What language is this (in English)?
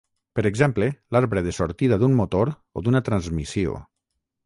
Catalan